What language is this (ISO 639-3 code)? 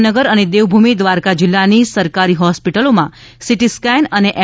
guj